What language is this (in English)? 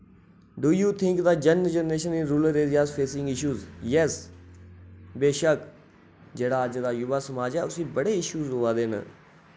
Dogri